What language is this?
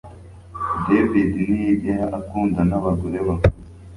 Kinyarwanda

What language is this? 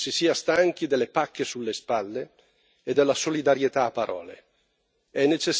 Italian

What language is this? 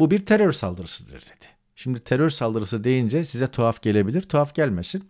Turkish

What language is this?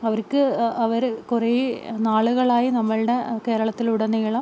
Malayalam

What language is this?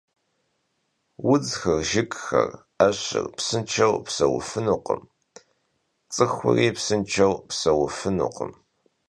Kabardian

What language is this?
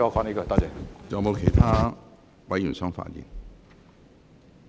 Cantonese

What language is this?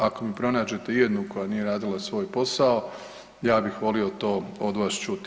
Croatian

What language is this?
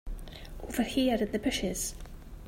English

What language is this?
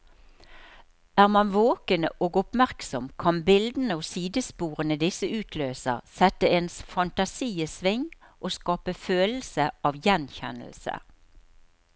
Norwegian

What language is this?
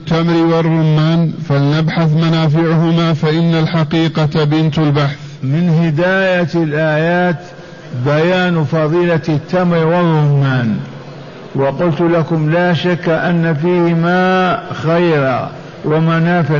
Arabic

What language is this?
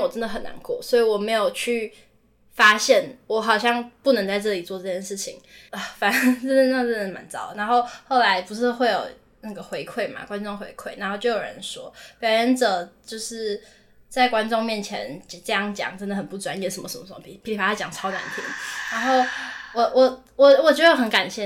Chinese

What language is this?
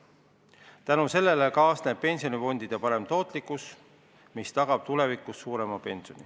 Estonian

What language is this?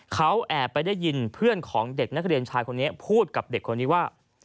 Thai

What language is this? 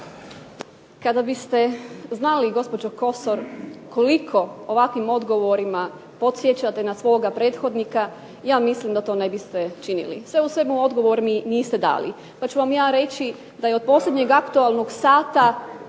Croatian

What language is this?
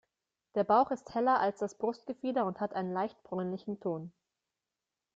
German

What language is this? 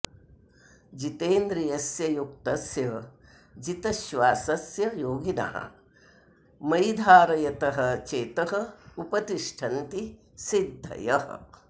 Sanskrit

